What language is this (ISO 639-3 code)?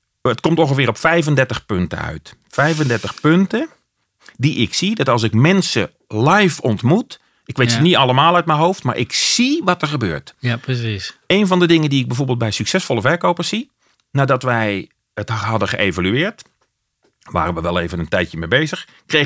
nld